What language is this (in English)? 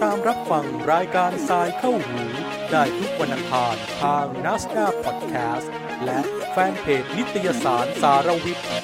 Thai